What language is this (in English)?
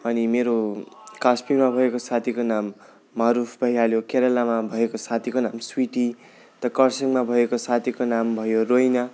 Nepali